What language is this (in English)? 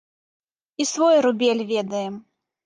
Belarusian